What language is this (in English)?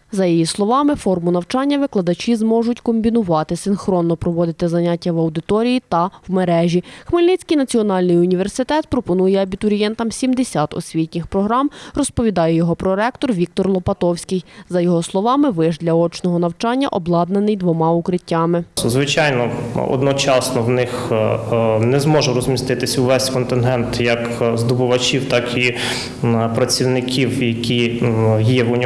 Ukrainian